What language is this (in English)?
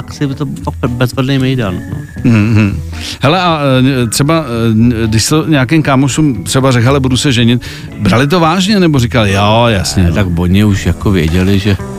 Czech